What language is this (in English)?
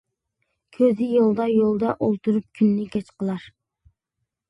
Uyghur